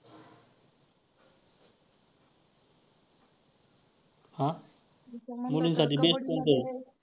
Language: Marathi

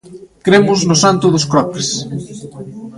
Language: Galician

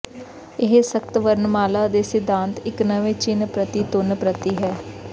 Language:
Punjabi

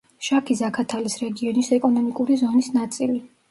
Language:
Georgian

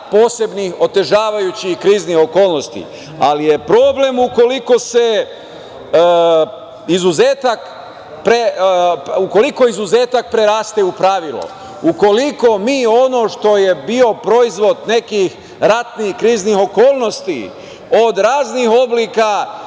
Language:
Serbian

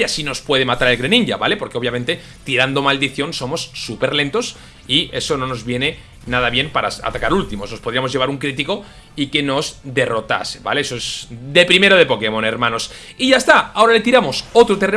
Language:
Spanish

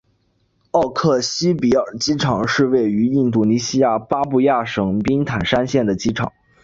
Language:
Chinese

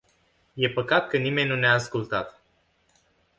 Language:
Romanian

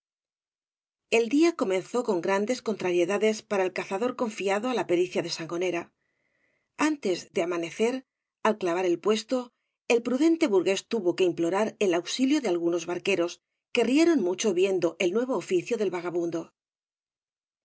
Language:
Spanish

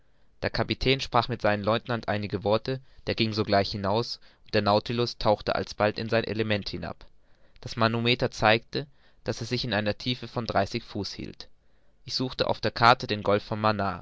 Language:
German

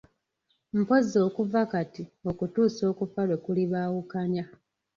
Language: Ganda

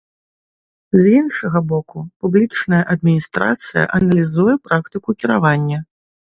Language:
Belarusian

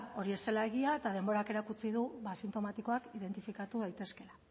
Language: Basque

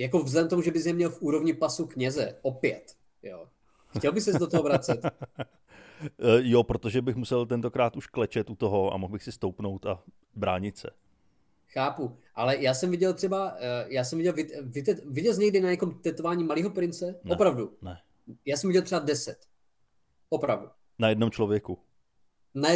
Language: Czech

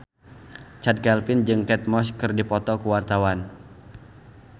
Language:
Sundanese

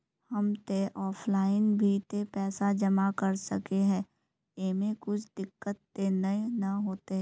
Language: Magahi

